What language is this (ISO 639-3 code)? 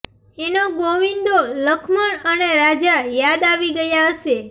guj